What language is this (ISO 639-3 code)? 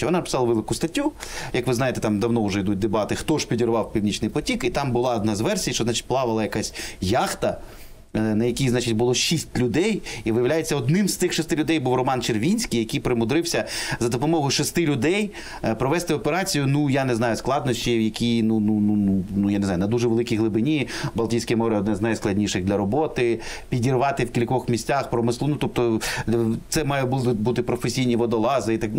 ukr